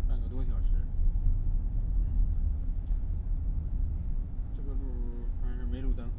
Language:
Chinese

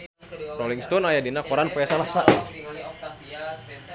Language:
Sundanese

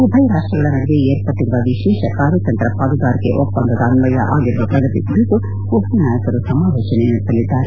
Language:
Kannada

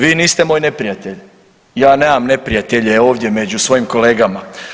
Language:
Croatian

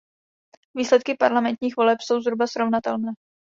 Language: Czech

